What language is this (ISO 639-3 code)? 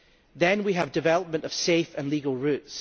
eng